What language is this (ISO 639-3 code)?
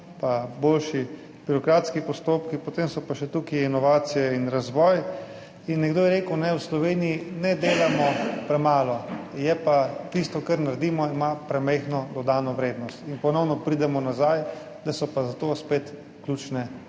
slv